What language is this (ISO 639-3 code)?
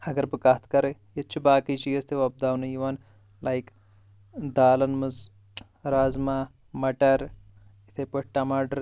kas